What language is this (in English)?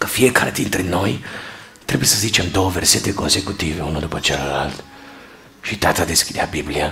Romanian